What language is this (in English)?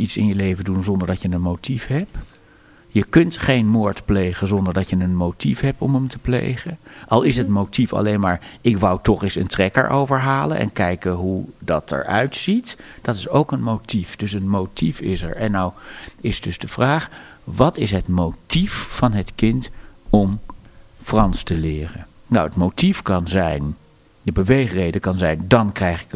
Dutch